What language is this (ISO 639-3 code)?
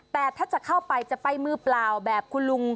tha